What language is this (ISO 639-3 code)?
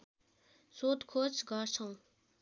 nep